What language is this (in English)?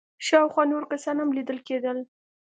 Pashto